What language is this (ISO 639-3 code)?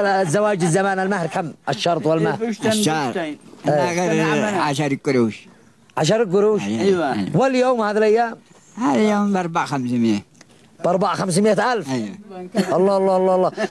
ara